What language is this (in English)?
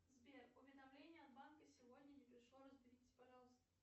Russian